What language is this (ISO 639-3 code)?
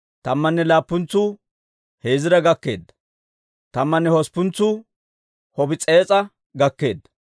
dwr